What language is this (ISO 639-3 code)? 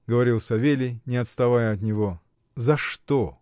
rus